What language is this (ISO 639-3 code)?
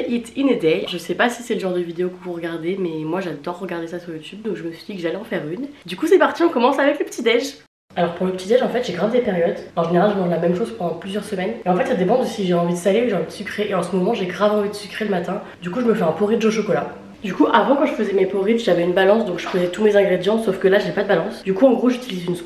fra